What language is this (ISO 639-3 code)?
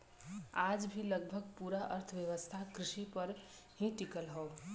bho